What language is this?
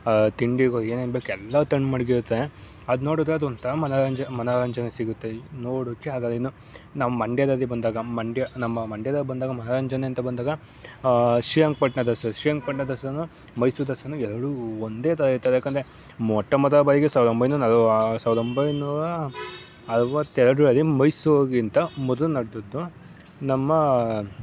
Kannada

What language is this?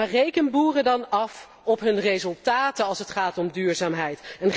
Dutch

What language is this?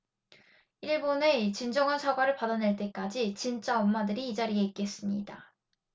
Korean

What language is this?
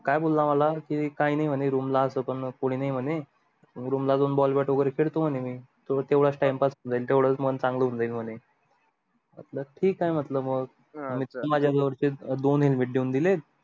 Marathi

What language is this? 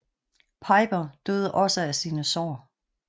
Danish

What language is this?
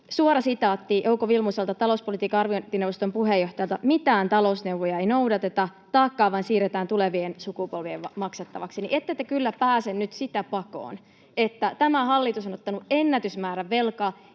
Finnish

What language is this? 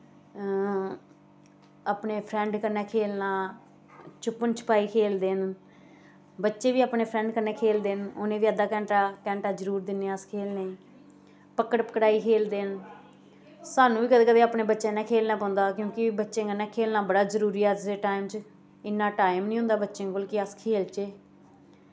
Dogri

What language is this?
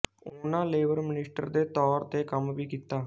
Punjabi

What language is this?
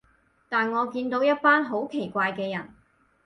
Cantonese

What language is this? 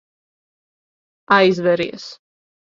Latvian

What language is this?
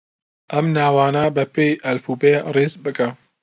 Central Kurdish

